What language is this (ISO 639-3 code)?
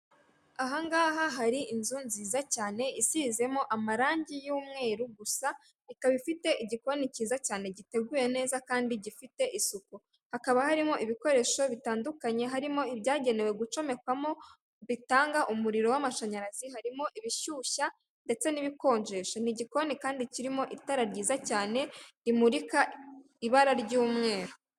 kin